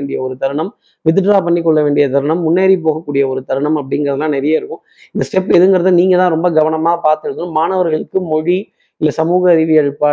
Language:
Tamil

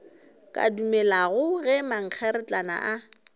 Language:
Northern Sotho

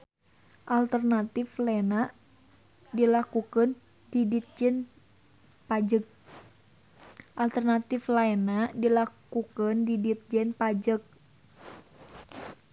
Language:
Sundanese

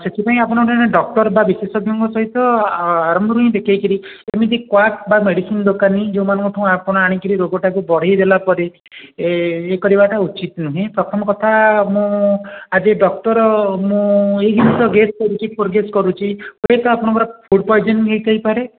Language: Odia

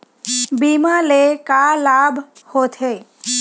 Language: Chhattisgarhi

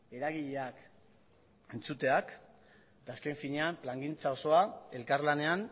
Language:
Basque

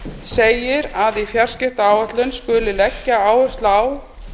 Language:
Icelandic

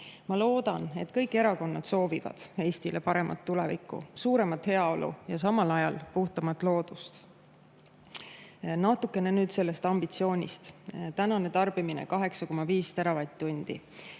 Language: Estonian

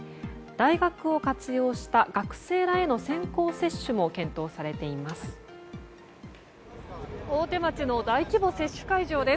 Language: Japanese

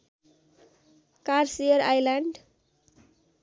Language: Nepali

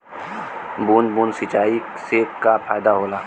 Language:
Bhojpuri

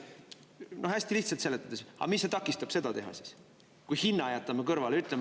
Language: Estonian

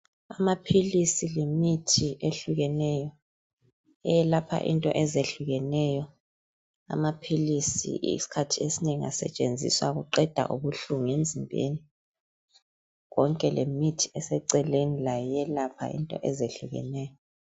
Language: North Ndebele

